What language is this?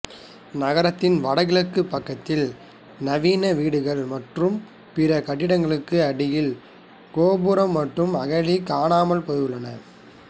Tamil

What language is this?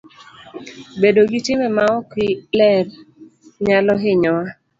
Luo (Kenya and Tanzania)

